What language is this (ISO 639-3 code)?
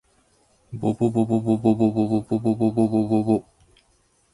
jpn